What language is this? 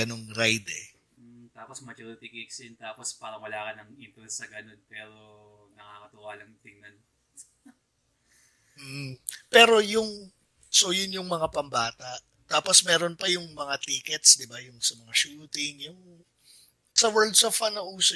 Filipino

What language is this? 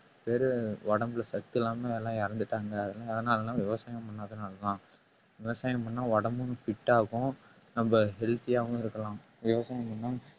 Tamil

